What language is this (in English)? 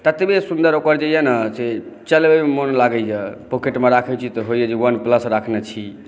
Maithili